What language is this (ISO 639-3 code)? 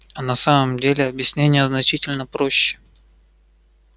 rus